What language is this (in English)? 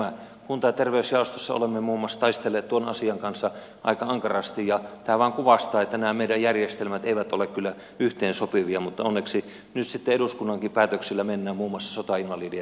Finnish